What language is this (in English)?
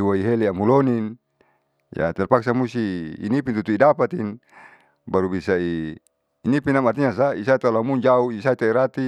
Saleman